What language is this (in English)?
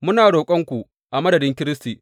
Hausa